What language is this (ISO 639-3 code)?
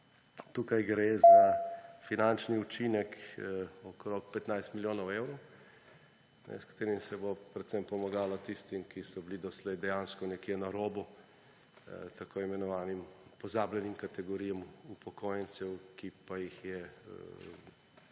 slv